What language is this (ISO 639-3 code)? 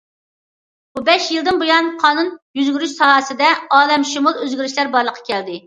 uig